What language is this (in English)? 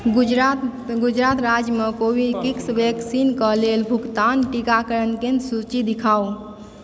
Maithili